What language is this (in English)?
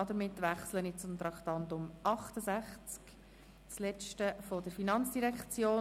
Swiss German